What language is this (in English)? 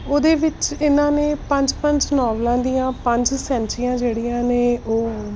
Punjabi